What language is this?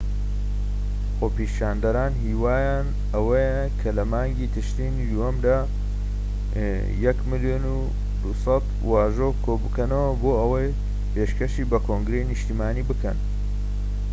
Central Kurdish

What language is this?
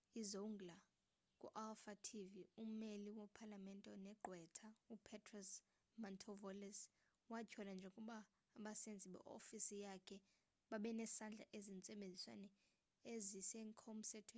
Xhosa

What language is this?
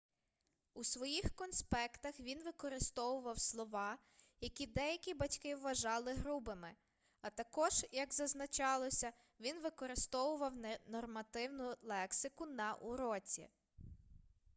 Ukrainian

